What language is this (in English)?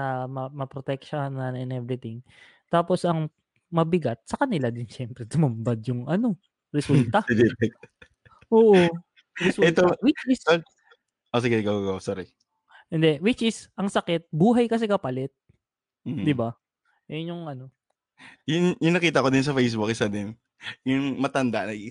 Filipino